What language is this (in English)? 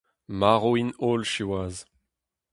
Breton